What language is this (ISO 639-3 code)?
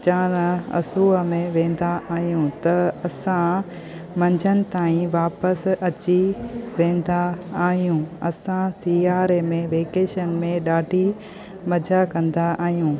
snd